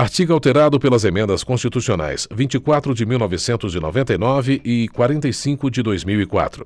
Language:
Portuguese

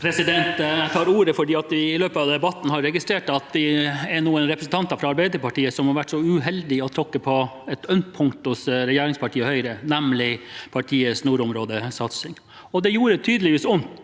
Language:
Norwegian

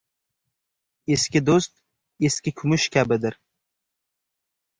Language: Uzbek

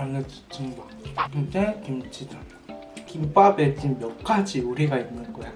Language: Korean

